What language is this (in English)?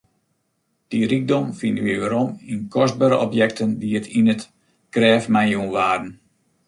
Western Frisian